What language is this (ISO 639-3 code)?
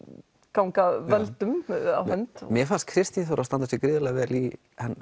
isl